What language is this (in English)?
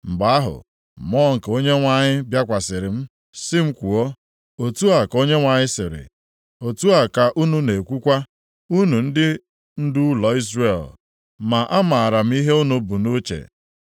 Igbo